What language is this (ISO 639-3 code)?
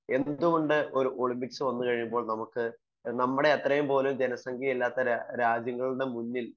mal